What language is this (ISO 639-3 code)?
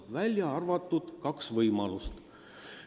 est